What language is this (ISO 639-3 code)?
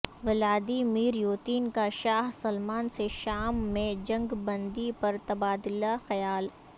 urd